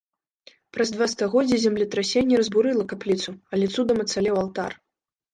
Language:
Belarusian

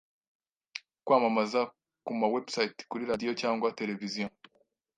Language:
Kinyarwanda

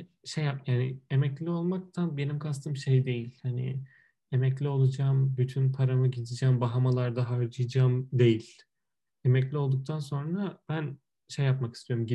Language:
Turkish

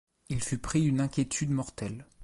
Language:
French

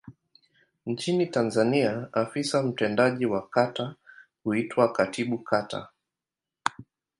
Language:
Swahili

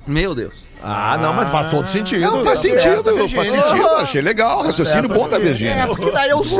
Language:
Portuguese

